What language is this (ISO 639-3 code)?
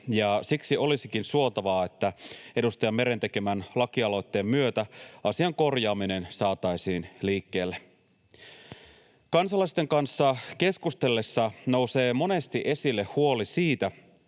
fin